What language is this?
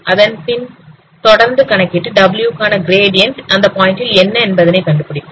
Tamil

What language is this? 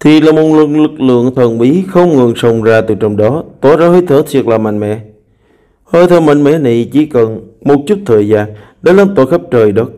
Vietnamese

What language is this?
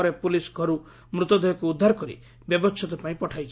Odia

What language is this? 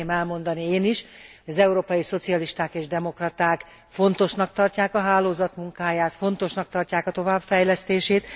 Hungarian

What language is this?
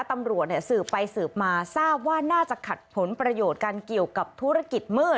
Thai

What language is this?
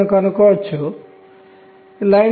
Telugu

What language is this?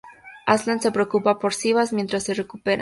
Spanish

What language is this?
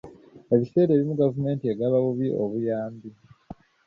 Ganda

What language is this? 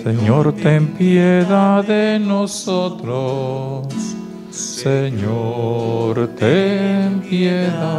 Spanish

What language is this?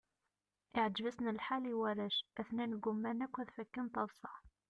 Kabyle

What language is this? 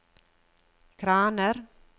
Norwegian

